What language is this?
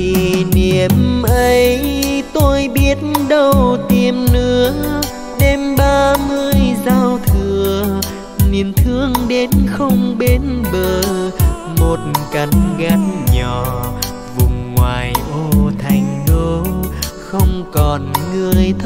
Vietnamese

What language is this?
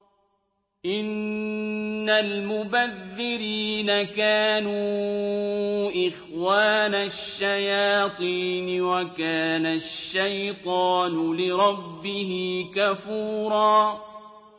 Arabic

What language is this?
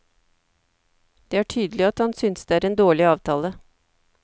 Norwegian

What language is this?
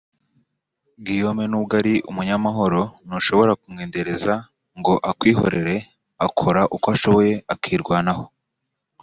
Kinyarwanda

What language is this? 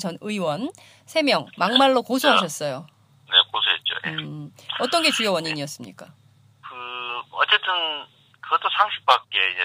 Korean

